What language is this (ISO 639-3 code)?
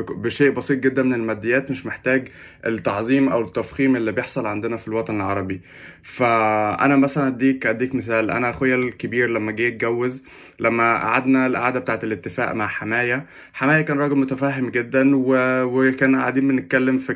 ara